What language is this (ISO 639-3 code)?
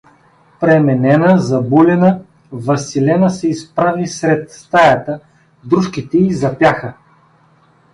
bul